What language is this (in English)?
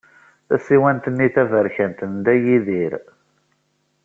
Kabyle